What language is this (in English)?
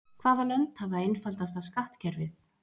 Icelandic